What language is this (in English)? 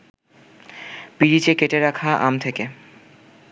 Bangla